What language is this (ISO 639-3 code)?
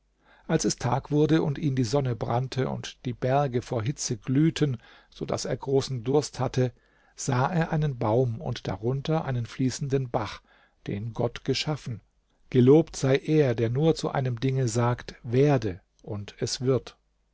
deu